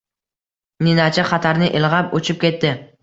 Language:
Uzbek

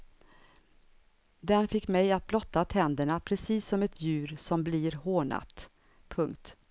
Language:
Swedish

